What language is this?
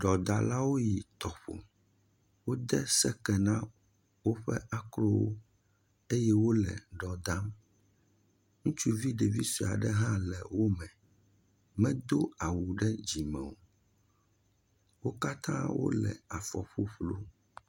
Ewe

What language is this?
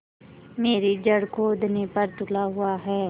Hindi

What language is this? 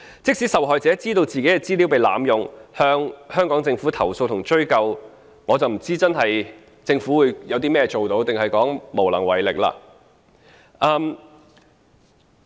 Cantonese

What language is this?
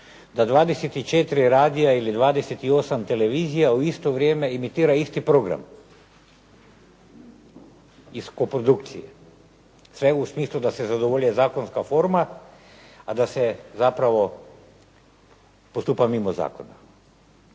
Croatian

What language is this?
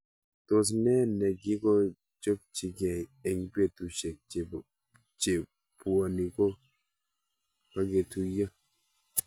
Kalenjin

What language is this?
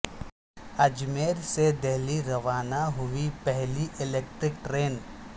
Urdu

